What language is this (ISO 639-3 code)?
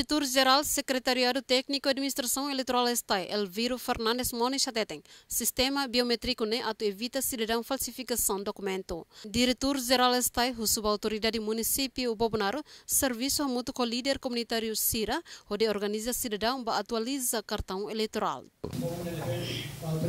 por